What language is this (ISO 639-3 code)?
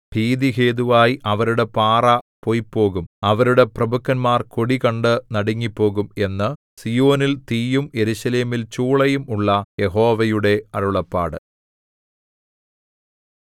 mal